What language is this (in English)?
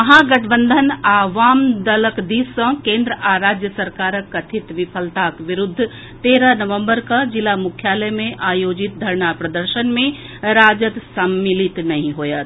Maithili